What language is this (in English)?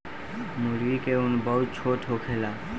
Bhojpuri